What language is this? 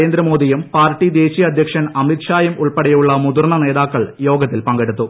Malayalam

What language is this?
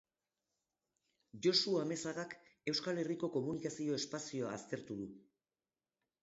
Basque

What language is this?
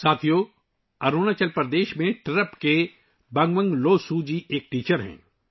Urdu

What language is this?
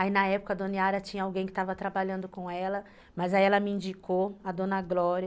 Portuguese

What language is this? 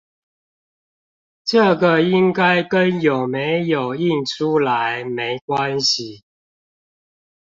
Chinese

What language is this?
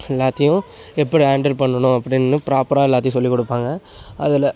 Tamil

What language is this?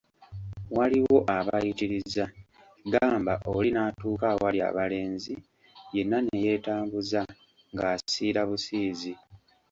Ganda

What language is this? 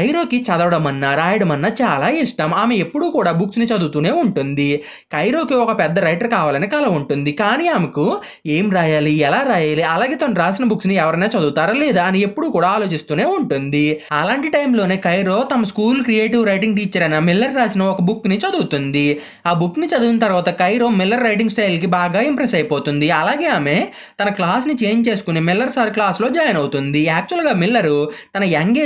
Telugu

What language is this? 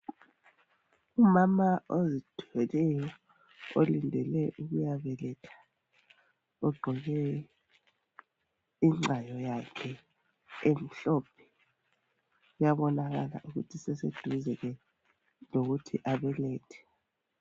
North Ndebele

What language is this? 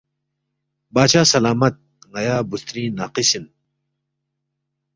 Balti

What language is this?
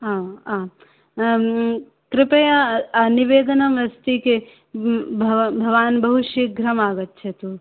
Sanskrit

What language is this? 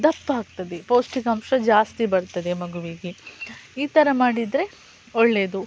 Kannada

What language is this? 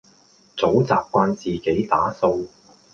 Cantonese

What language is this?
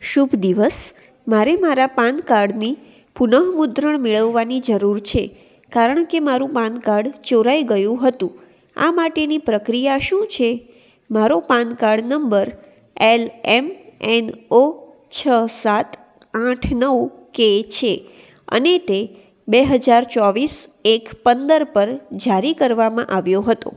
Gujarati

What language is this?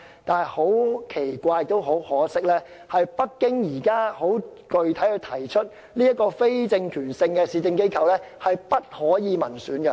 Cantonese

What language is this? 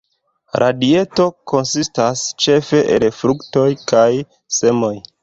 Esperanto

